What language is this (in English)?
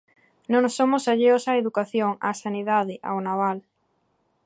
Galician